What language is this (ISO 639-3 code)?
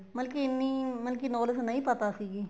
pan